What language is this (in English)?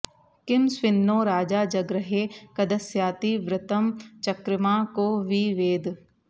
Sanskrit